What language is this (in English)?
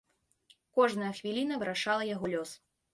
Belarusian